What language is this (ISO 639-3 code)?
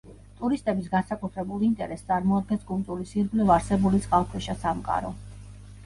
kat